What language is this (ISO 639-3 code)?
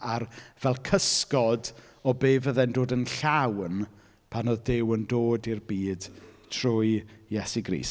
cym